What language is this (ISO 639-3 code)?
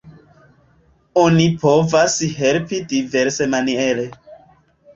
epo